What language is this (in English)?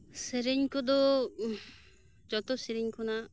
Santali